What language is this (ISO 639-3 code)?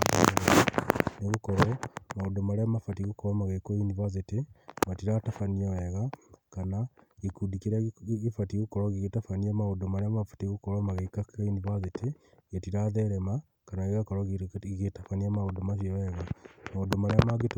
kik